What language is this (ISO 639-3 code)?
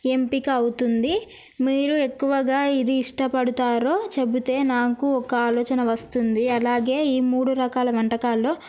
tel